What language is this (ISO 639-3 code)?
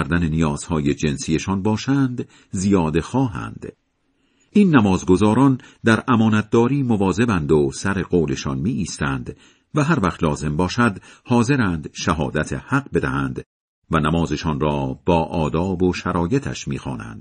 fas